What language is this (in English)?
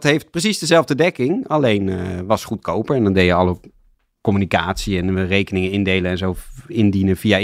Dutch